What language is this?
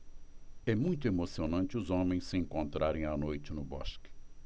Portuguese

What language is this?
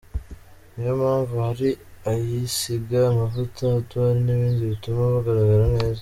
Kinyarwanda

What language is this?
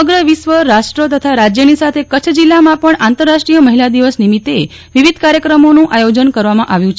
Gujarati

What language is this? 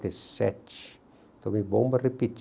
Portuguese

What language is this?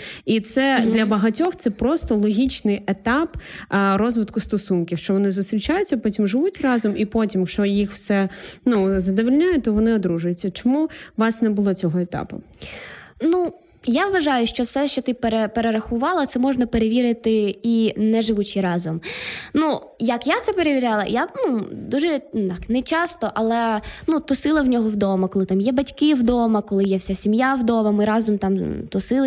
Ukrainian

